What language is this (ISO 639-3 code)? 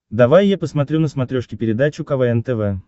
rus